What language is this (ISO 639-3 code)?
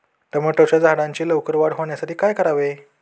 mar